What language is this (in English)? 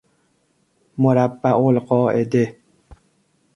Persian